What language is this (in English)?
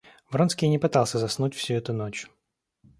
Russian